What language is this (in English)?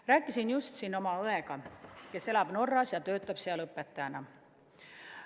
Estonian